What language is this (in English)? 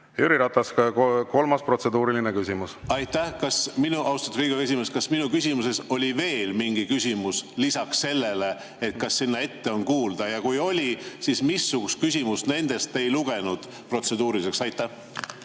Estonian